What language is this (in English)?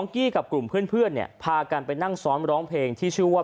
Thai